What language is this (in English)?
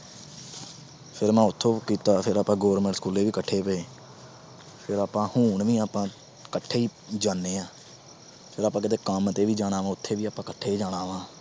Punjabi